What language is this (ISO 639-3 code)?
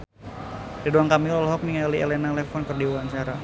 sun